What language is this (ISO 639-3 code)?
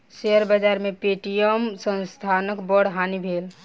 mai